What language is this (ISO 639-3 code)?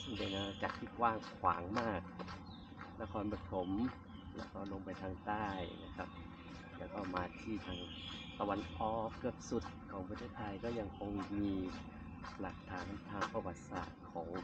tha